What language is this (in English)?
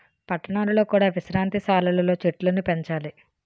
Telugu